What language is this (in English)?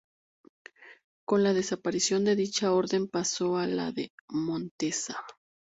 Spanish